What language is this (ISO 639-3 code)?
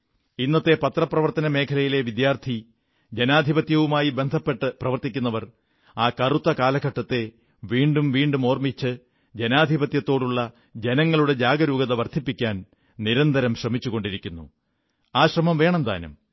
mal